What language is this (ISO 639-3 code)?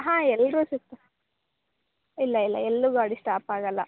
kan